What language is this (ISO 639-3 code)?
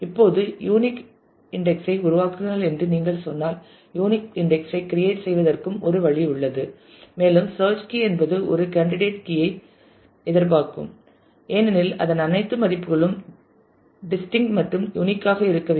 tam